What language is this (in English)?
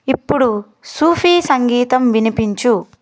Telugu